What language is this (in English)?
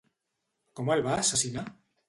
Catalan